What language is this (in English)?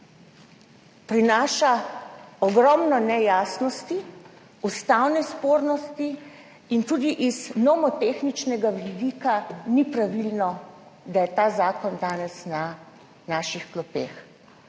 Slovenian